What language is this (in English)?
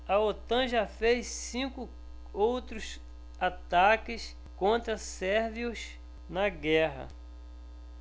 Portuguese